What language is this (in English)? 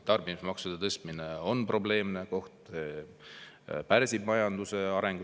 Estonian